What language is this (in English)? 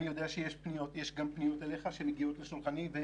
Hebrew